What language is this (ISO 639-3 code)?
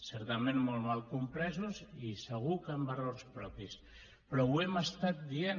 cat